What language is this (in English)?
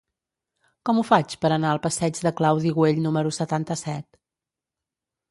Catalan